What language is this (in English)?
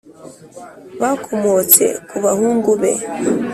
Kinyarwanda